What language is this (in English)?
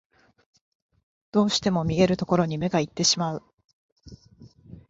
Japanese